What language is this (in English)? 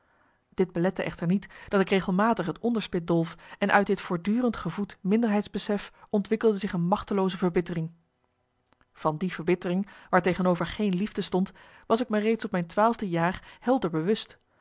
Dutch